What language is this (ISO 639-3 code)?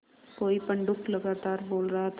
hin